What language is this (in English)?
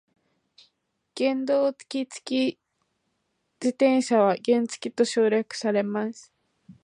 Japanese